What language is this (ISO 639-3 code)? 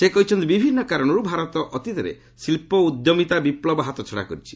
ori